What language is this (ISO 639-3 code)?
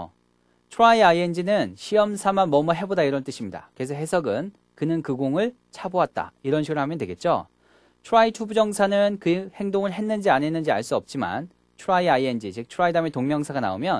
kor